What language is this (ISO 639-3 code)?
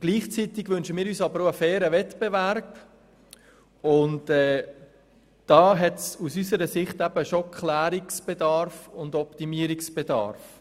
gsw